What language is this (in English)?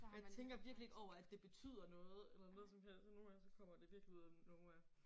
Danish